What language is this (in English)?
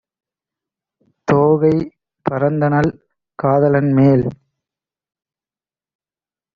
Tamil